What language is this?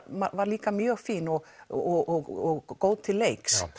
Icelandic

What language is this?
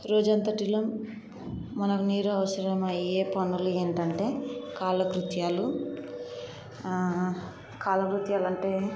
Telugu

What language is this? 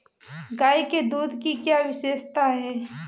Hindi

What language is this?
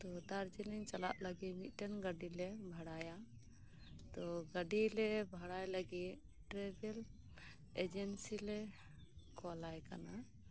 Santali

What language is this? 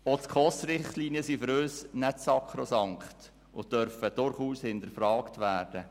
Swiss German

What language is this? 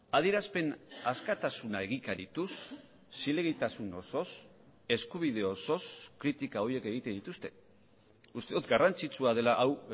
Basque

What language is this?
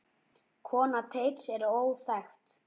Icelandic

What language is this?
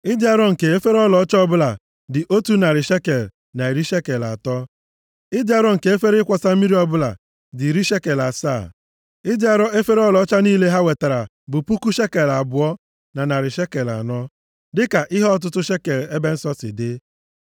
Igbo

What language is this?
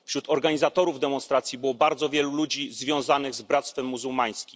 Polish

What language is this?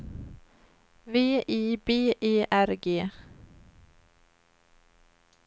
Swedish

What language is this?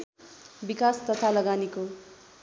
Nepali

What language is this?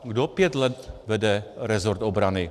Czech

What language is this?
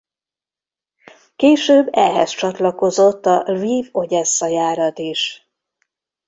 Hungarian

